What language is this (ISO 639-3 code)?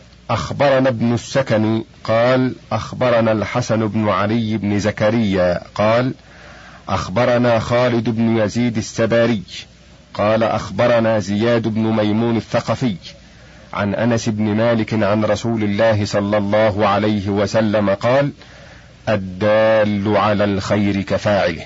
ara